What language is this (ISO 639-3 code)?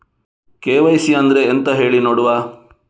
kan